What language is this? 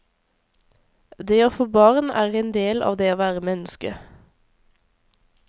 Norwegian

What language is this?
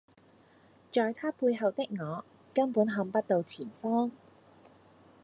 Cantonese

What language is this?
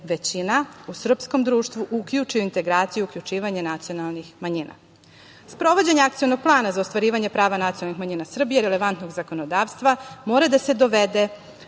Serbian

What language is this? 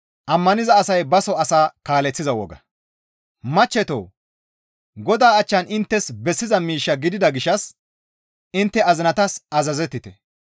Gamo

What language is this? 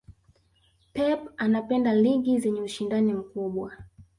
Swahili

